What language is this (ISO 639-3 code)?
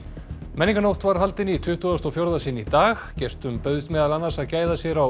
isl